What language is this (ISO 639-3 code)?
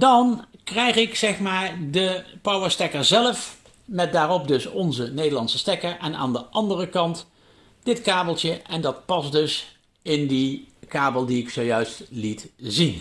nld